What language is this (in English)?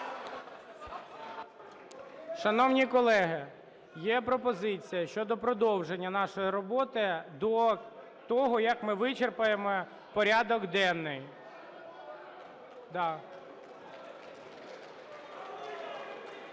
Ukrainian